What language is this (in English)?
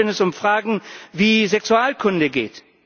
German